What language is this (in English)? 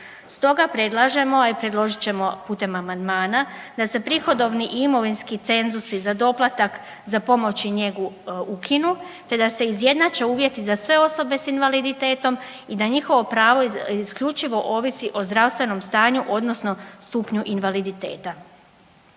Croatian